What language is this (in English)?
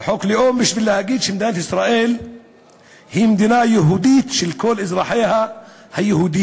Hebrew